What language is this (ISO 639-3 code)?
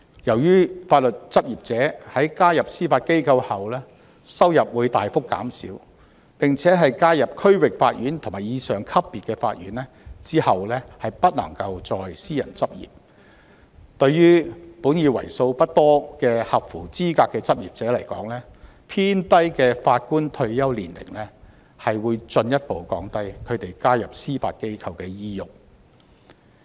yue